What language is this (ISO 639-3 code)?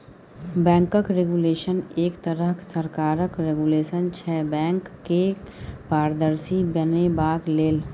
mai